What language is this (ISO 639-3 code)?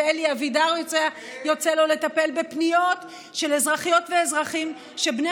heb